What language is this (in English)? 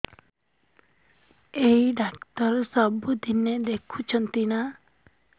Odia